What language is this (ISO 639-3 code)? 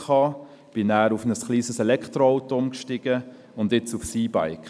gsw